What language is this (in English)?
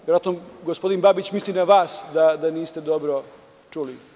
Serbian